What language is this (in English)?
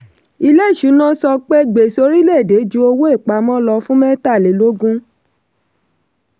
Yoruba